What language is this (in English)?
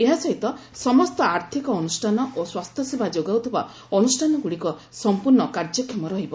Odia